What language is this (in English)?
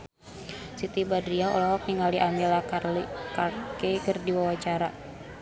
Sundanese